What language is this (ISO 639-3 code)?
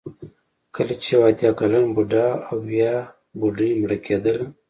pus